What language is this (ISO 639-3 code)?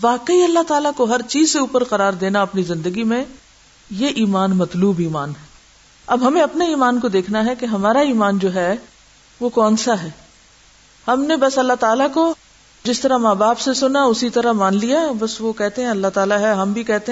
urd